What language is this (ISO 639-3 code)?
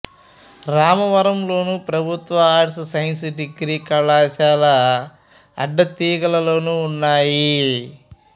tel